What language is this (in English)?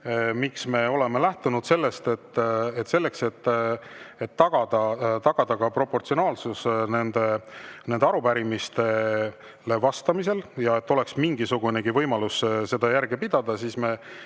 Estonian